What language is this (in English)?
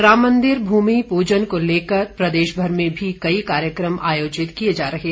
Hindi